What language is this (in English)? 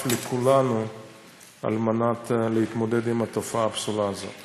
Hebrew